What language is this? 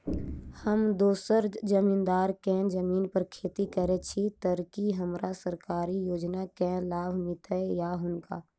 Maithili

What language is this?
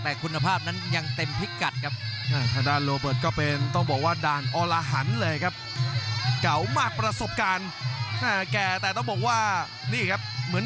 Thai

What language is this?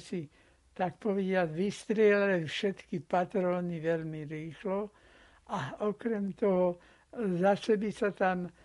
Slovak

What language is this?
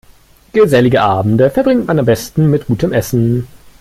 German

